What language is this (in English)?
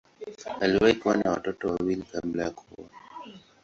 Swahili